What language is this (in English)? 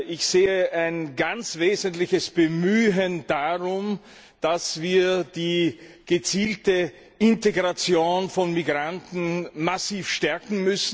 German